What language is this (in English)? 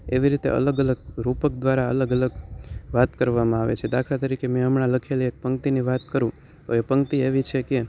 Gujarati